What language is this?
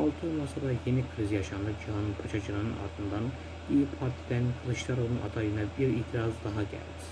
Turkish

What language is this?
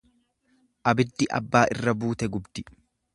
Oromo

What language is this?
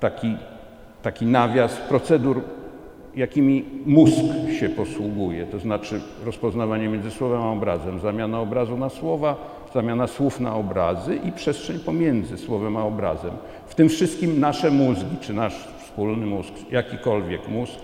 Polish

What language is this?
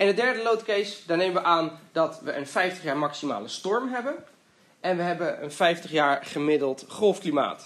Dutch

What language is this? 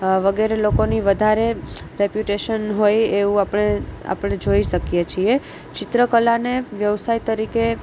Gujarati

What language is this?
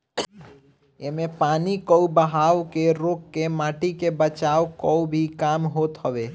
Bhojpuri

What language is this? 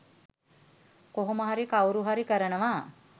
Sinhala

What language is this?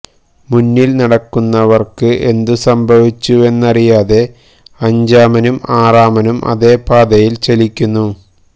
Malayalam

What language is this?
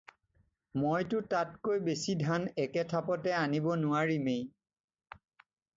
Assamese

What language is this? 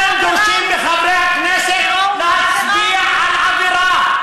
Hebrew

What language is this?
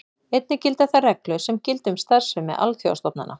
Icelandic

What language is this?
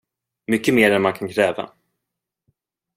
Swedish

